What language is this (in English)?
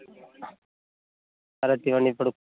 Telugu